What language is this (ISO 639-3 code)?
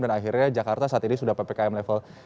ind